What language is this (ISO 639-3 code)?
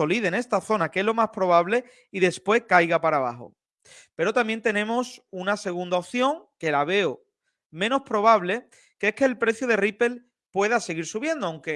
spa